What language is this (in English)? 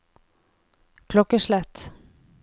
Norwegian